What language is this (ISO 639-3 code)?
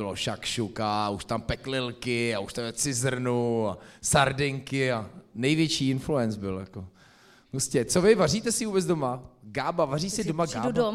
ces